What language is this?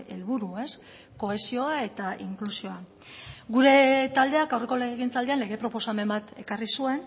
Basque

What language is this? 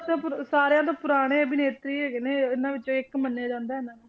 Punjabi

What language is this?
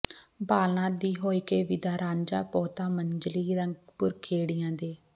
Punjabi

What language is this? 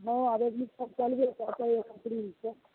Maithili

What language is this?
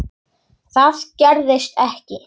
Icelandic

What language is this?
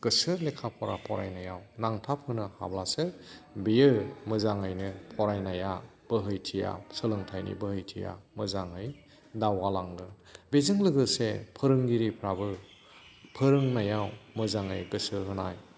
Bodo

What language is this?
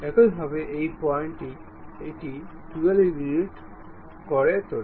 Bangla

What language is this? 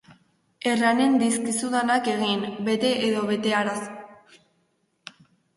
Basque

